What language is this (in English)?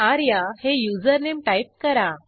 Marathi